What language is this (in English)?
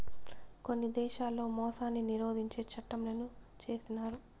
Telugu